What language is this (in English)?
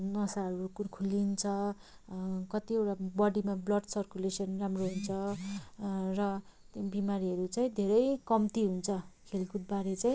Nepali